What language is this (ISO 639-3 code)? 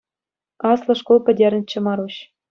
chv